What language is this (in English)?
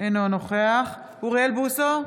Hebrew